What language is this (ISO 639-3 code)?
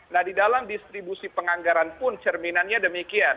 ind